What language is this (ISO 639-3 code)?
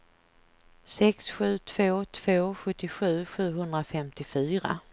swe